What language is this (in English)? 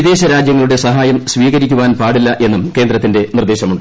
Malayalam